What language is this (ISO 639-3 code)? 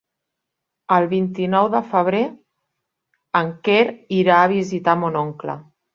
cat